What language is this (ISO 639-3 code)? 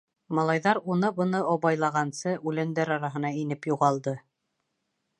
bak